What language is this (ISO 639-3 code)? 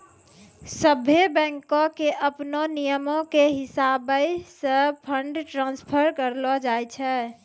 mai